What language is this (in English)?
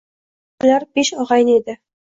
Uzbek